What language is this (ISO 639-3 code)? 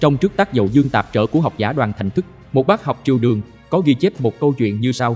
vie